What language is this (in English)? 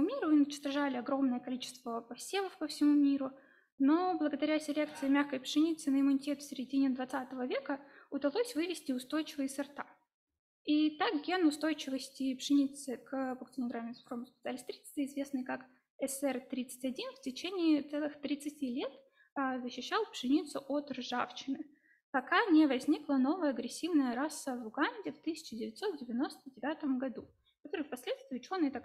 Russian